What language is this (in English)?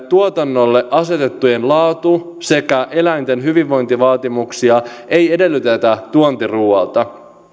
Finnish